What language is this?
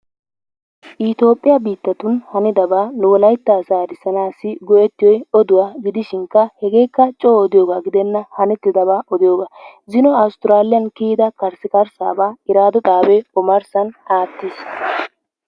Wolaytta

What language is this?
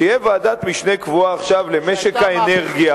Hebrew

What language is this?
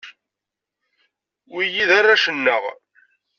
Kabyle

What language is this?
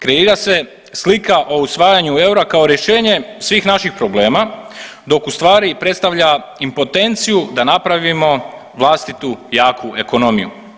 Croatian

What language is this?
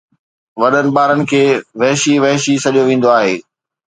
Sindhi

